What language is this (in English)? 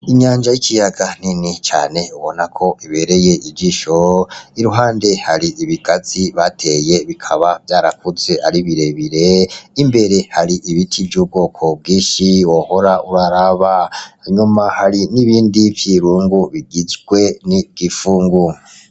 Rundi